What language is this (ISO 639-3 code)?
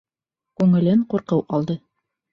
bak